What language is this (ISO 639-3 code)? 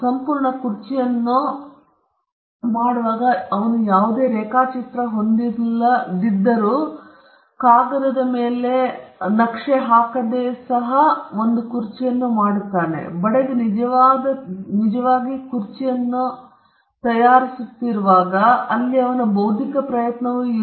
kan